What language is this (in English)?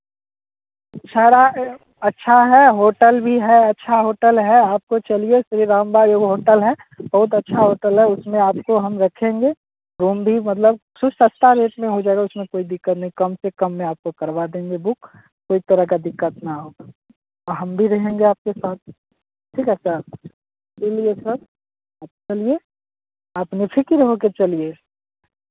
Hindi